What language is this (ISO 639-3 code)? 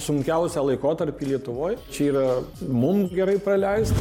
lit